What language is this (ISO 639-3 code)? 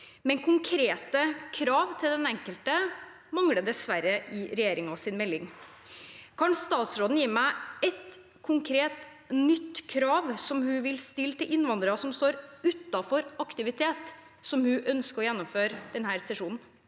nor